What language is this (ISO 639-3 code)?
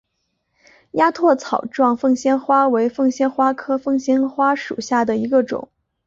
zho